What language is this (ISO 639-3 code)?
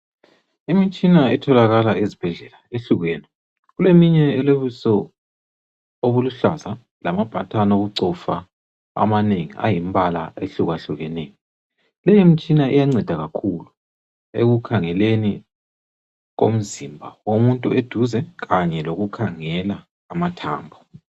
nde